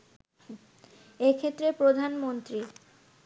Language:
Bangla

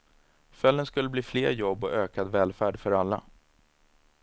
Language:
Swedish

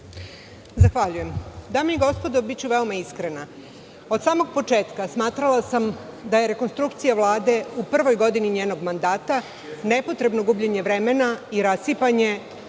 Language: Serbian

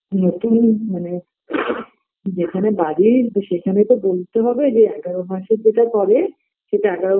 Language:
Bangla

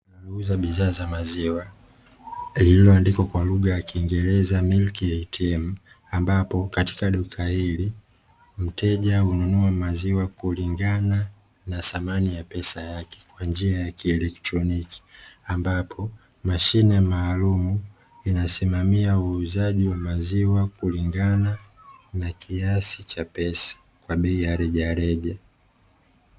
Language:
Swahili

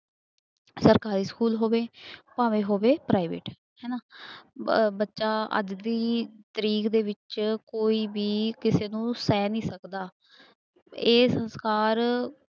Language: Punjabi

